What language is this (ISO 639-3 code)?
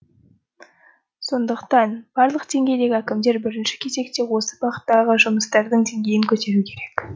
kaz